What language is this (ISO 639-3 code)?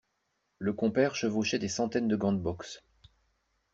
fra